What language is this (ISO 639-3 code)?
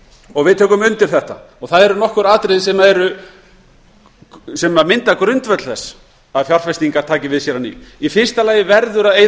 isl